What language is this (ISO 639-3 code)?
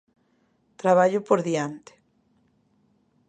glg